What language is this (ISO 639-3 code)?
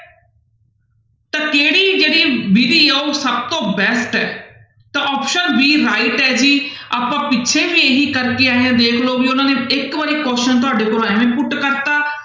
pan